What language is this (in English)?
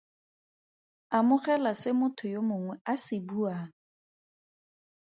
Tswana